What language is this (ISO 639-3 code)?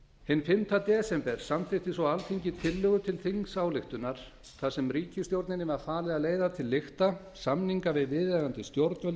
isl